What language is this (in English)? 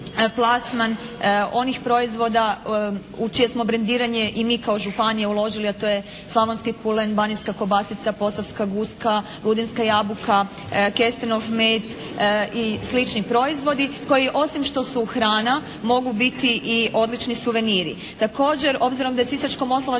Croatian